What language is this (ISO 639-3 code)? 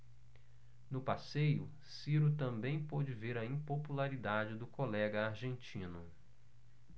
por